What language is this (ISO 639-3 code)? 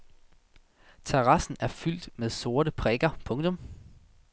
dan